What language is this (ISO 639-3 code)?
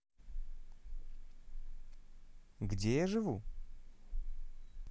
rus